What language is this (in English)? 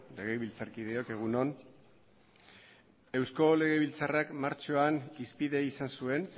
Basque